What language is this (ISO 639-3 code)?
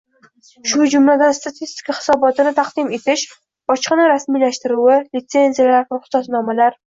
uzb